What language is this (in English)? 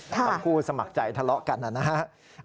Thai